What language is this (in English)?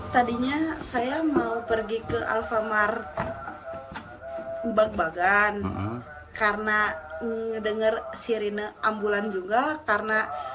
Indonesian